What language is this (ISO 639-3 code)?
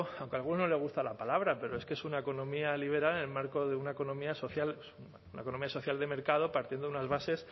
spa